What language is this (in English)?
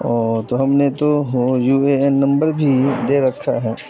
Urdu